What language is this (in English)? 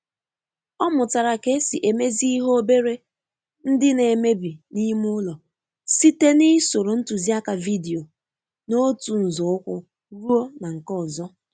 Igbo